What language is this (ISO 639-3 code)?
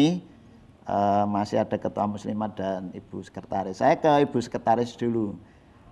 ind